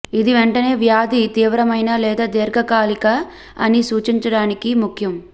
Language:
Telugu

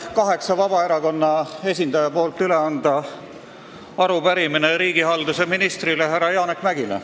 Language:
Estonian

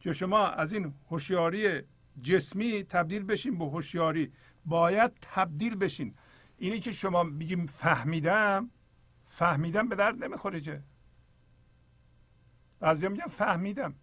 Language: Persian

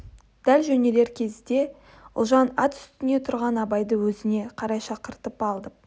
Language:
Kazakh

